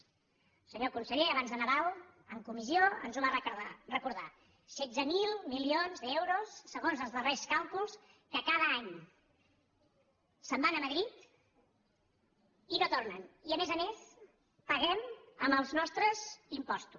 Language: Catalan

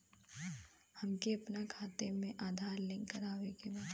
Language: Bhojpuri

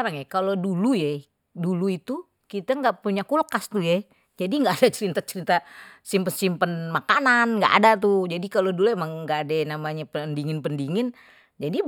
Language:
Betawi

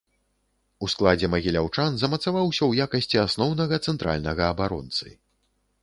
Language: Belarusian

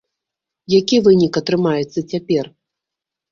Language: Belarusian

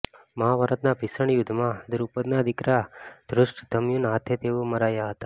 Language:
Gujarati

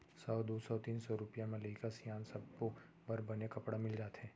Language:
Chhattisgarhi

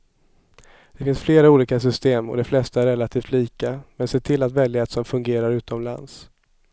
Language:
Swedish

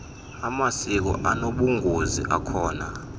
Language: Xhosa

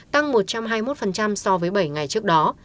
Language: Vietnamese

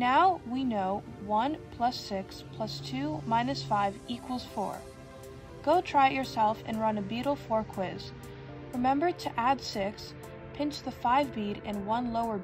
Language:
English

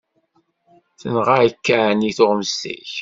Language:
Kabyle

